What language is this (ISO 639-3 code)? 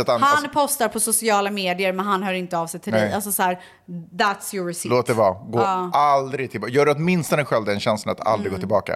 swe